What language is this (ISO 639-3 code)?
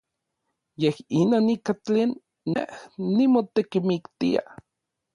nlv